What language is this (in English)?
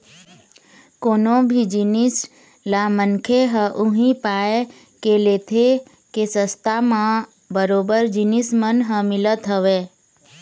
Chhattisgarhi